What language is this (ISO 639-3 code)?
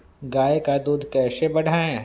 mag